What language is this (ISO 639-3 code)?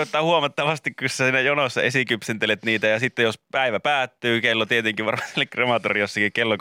fin